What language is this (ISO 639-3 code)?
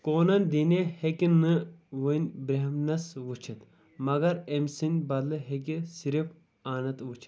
kas